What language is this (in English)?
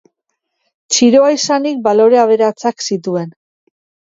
Basque